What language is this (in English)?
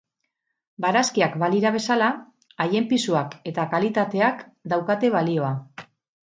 Basque